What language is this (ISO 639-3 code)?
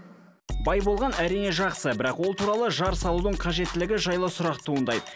kaz